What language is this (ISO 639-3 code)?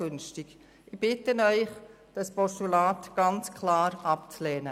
gsw